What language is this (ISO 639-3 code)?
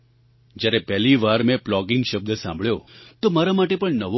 guj